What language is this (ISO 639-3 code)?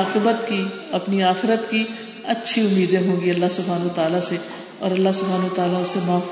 urd